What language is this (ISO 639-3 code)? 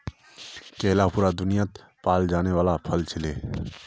mag